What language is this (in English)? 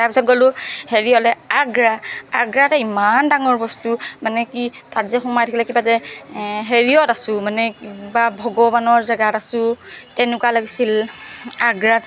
Assamese